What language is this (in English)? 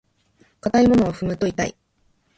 Japanese